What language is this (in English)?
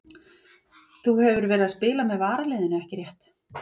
Icelandic